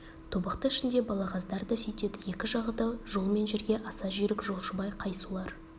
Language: Kazakh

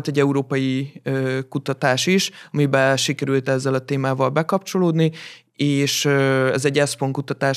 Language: Hungarian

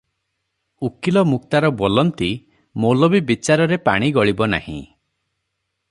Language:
Odia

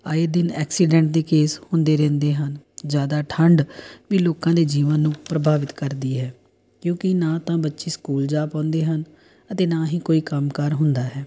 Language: Punjabi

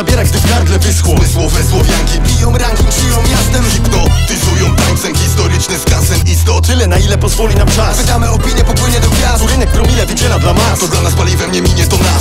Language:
Polish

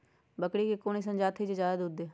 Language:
Magahi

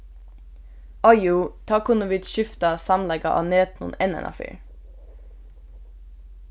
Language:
Faroese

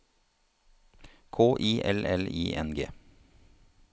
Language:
Norwegian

